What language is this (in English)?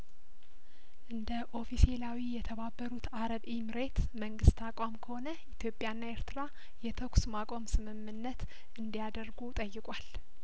Amharic